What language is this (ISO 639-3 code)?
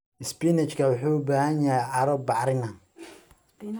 som